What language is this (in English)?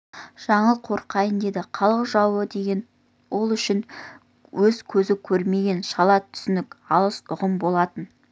Kazakh